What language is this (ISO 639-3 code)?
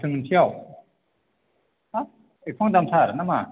brx